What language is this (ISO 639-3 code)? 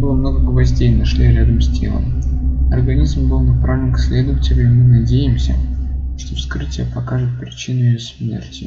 rus